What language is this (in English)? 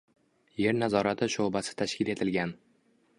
Uzbek